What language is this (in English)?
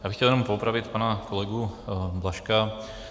Czech